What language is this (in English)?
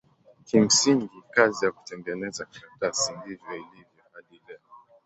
Swahili